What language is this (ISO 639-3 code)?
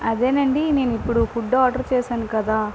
tel